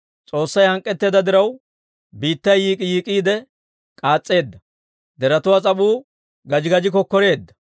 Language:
Dawro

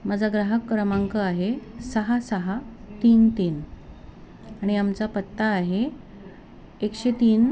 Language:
Marathi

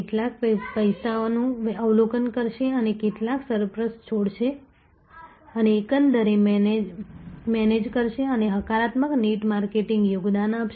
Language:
Gujarati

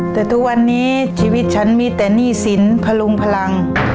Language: Thai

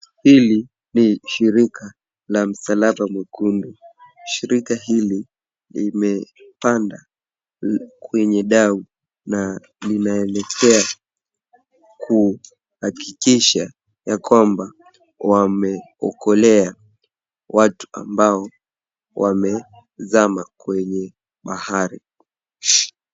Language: Swahili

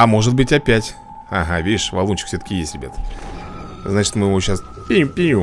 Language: Russian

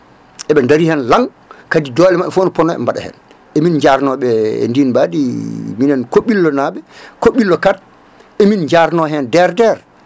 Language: Fula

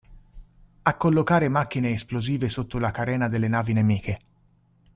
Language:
Italian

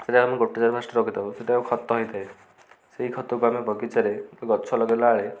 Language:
Odia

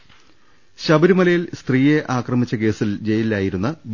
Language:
Malayalam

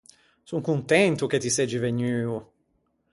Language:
Ligurian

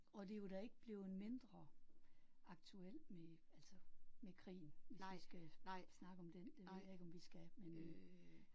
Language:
Danish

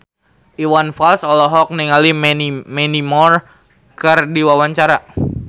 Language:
Sundanese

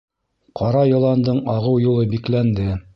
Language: Bashkir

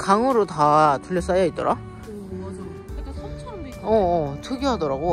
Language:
Korean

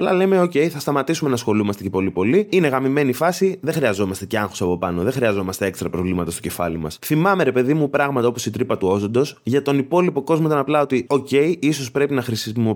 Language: Greek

